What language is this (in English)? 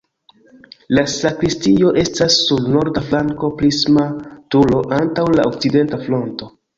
Esperanto